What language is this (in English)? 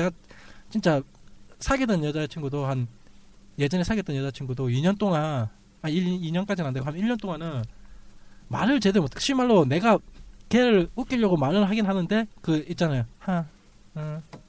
Korean